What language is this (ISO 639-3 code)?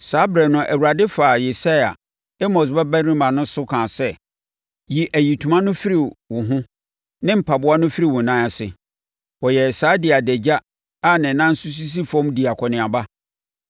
aka